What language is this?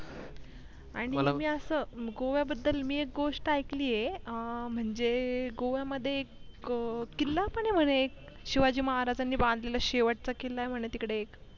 Marathi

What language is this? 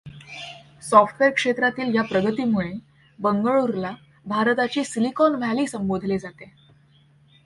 Marathi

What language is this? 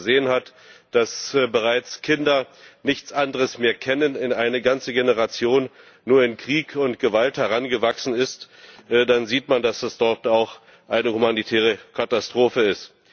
German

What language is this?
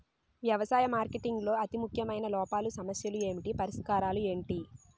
Telugu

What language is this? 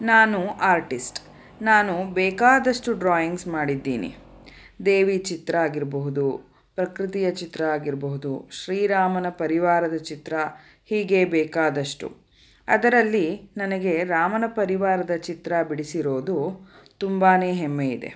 Kannada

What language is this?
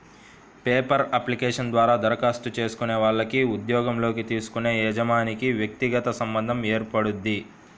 Telugu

